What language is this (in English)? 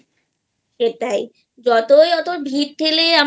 Bangla